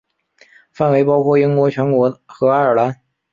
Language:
Chinese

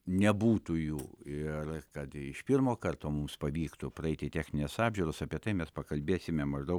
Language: Lithuanian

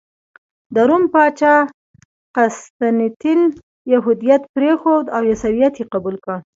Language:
Pashto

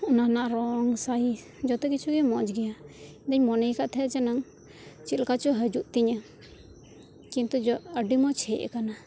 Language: Santali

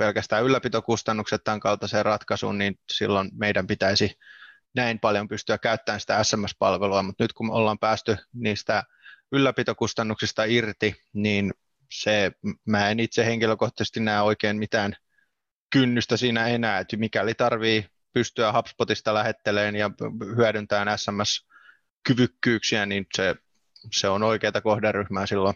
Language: Finnish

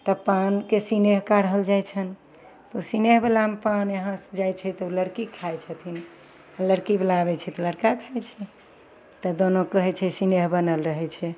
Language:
Maithili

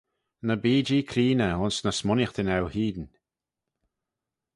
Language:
Manx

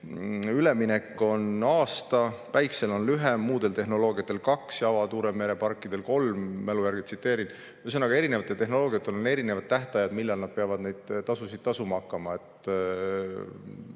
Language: Estonian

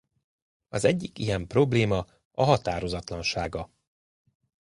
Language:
Hungarian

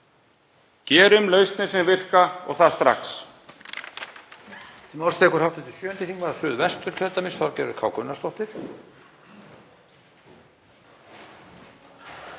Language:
Icelandic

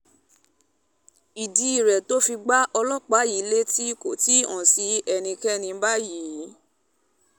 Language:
Yoruba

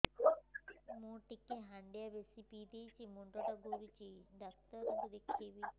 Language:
Odia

